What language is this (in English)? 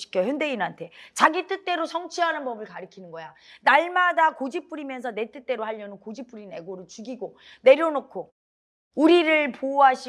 Korean